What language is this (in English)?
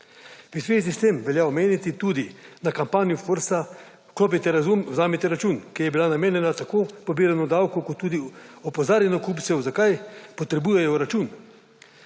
Slovenian